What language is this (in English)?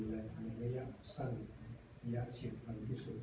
Thai